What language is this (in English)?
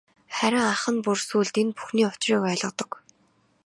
Mongolian